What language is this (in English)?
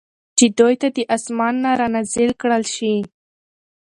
Pashto